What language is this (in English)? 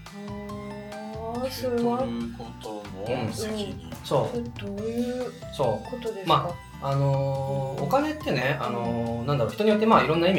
Japanese